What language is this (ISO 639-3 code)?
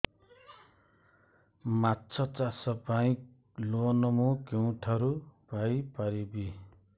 ori